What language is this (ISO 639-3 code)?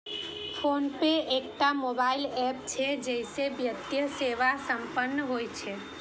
mai